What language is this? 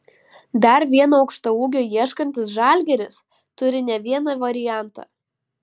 Lithuanian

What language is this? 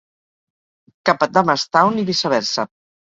Catalan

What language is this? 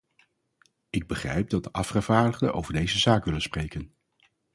Dutch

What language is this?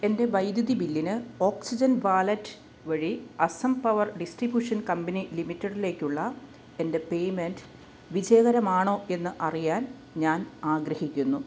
Malayalam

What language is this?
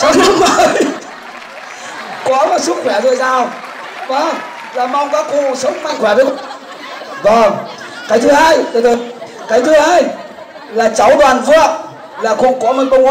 Vietnamese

